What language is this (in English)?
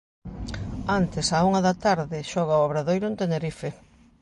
Galician